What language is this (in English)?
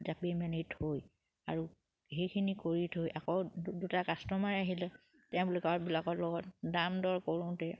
Assamese